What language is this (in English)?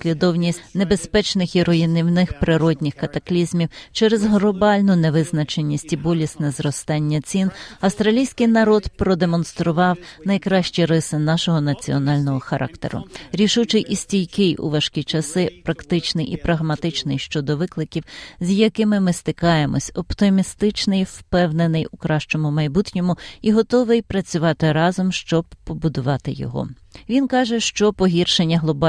Ukrainian